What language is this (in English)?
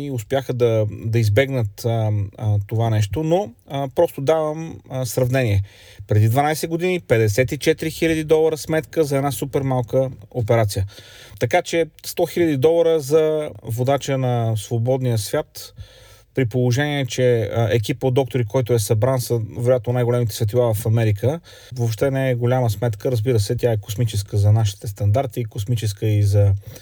Bulgarian